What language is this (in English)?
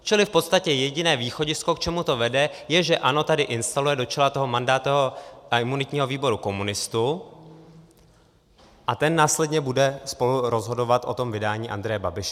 Czech